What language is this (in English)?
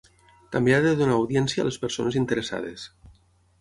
Catalan